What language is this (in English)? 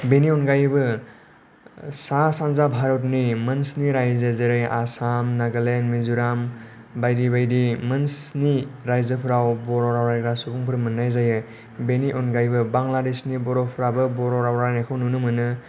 Bodo